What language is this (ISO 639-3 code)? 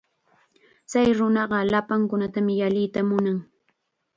qxa